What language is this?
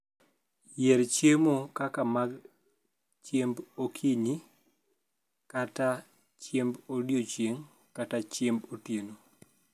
Luo (Kenya and Tanzania)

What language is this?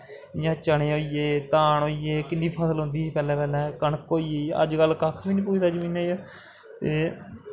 Dogri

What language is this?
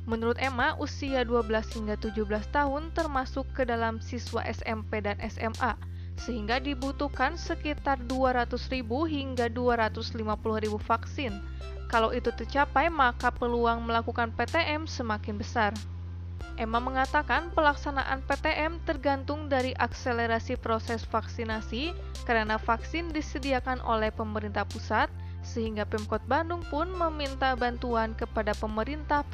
Indonesian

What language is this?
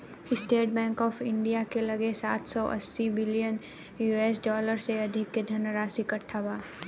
Bhojpuri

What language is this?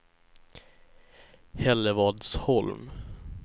Swedish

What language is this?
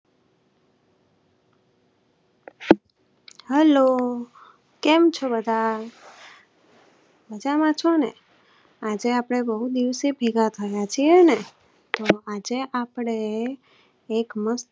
Gujarati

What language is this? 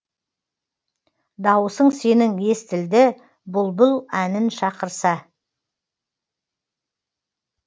Kazakh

